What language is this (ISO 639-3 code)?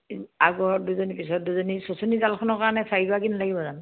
asm